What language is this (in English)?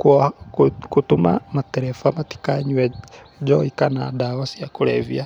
Kikuyu